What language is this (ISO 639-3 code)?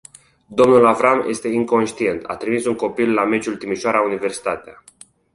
ron